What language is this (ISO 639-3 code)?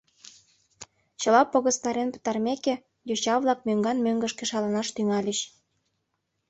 chm